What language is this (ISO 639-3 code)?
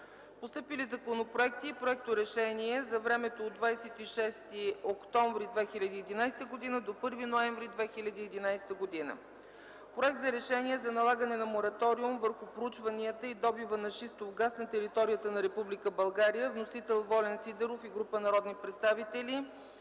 bul